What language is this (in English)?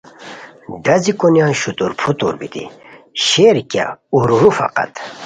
Khowar